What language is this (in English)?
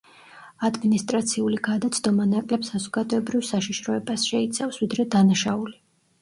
Georgian